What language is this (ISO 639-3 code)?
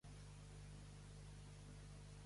cat